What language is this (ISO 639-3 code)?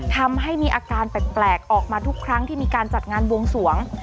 tha